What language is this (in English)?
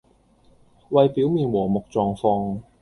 Cantonese